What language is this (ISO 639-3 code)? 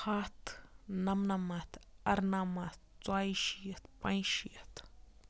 kas